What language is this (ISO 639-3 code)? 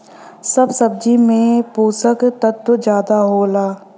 bho